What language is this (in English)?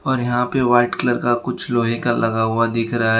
Hindi